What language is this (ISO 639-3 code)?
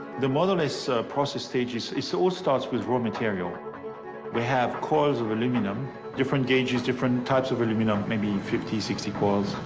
eng